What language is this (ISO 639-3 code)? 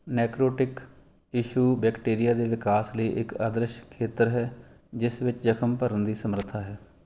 pan